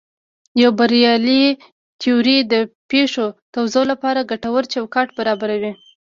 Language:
Pashto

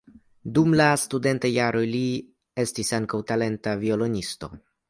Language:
Esperanto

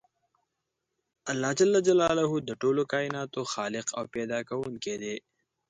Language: Pashto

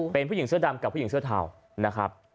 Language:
Thai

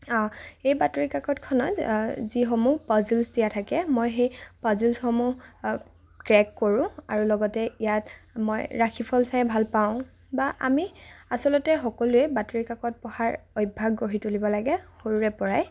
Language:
Assamese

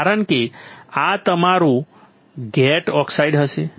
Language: Gujarati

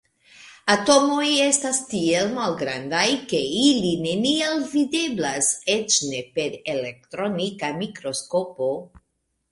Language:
Esperanto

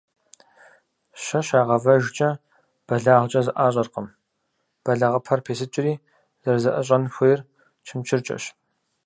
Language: Kabardian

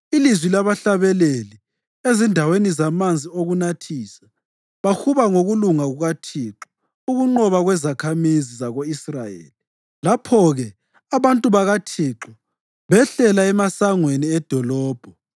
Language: North Ndebele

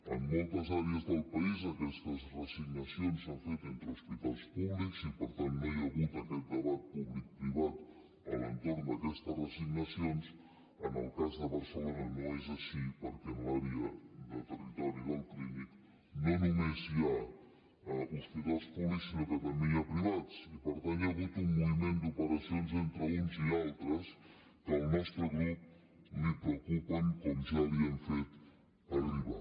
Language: Catalan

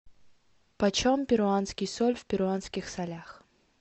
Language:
Russian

